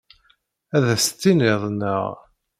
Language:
Kabyle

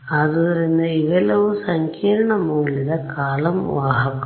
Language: Kannada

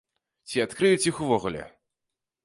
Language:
Belarusian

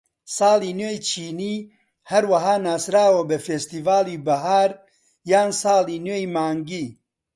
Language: Central Kurdish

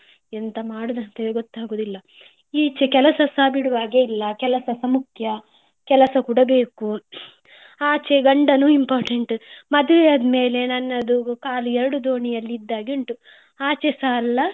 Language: Kannada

